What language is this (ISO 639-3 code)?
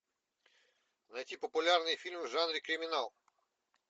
rus